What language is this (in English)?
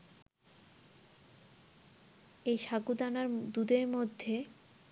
Bangla